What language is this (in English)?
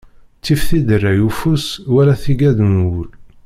Kabyle